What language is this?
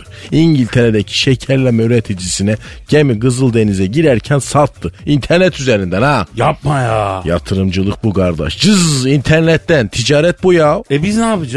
Turkish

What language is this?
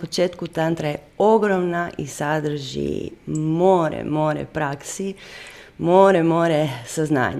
Croatian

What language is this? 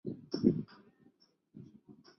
Chinese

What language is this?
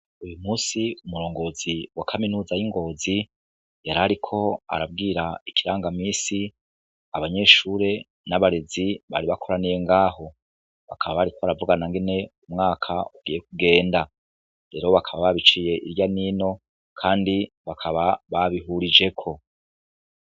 Rundi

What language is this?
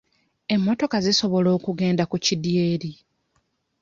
Ganda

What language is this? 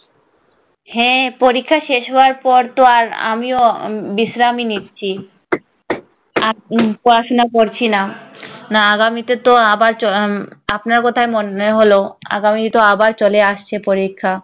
Bangla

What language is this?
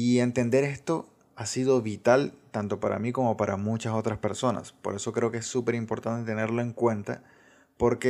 Spanish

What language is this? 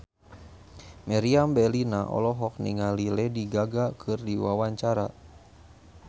Sundanese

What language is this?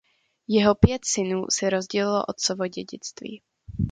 Czech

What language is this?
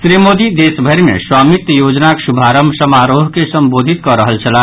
Maithili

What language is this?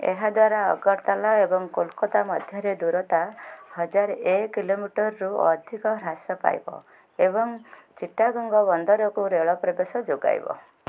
Odia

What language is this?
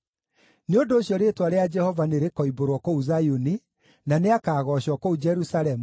Kikuyu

